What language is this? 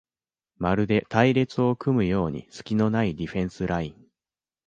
Japanese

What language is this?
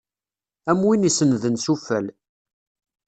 Kabyle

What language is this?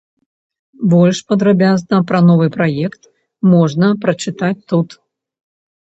Belarusian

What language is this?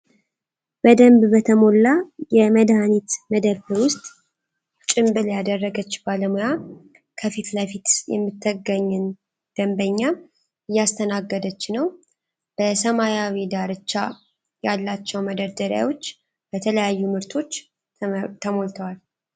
Amharic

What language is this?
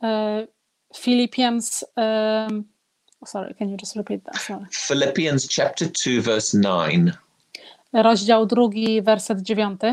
Polish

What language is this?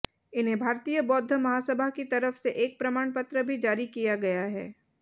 Hindi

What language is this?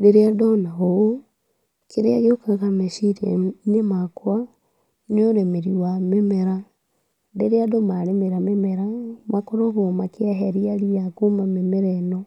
Kikuyu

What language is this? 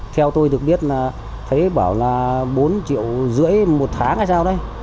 Vietnamese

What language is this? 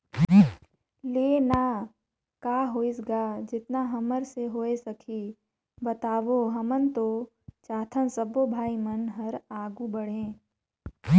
Chhattisgarhi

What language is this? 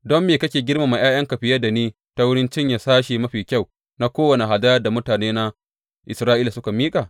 Hausa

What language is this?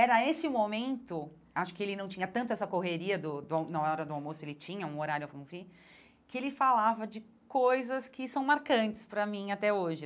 Portuguese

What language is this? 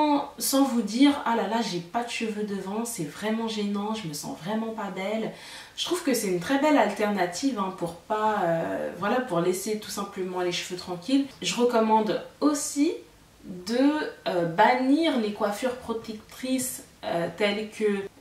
French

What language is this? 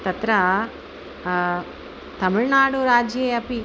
Sanskrit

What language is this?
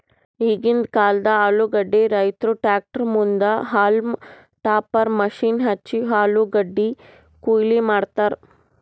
Kannada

